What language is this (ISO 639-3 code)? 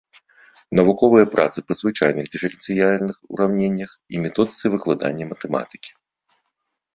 bel